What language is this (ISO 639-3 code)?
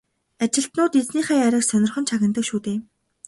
mon